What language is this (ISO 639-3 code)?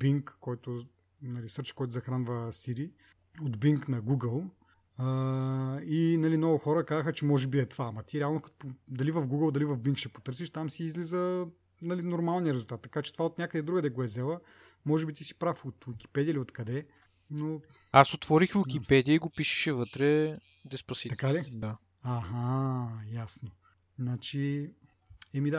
bul